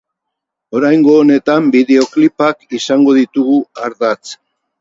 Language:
Basque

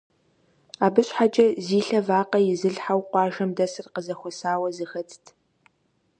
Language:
Kabardian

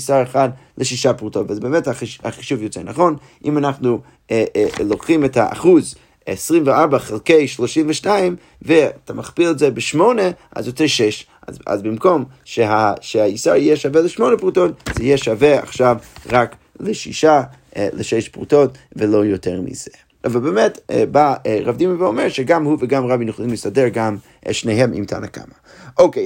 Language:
Hebrew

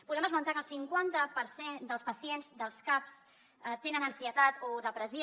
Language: Catalan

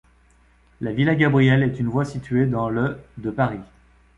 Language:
French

